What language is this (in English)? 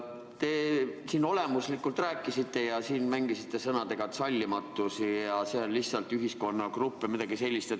Estonian